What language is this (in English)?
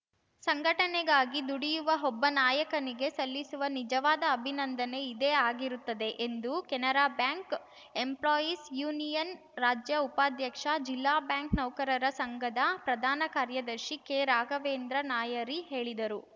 Kannada